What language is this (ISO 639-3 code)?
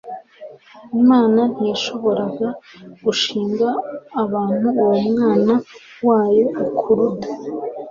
kin